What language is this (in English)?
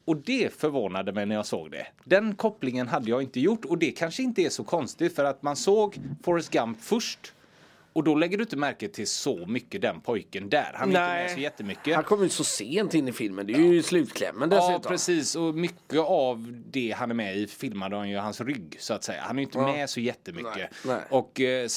Swedish